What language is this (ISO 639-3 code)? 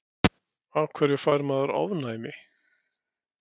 isl